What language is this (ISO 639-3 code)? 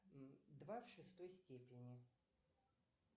rus